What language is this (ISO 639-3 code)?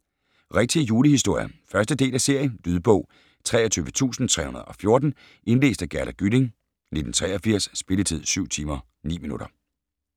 dan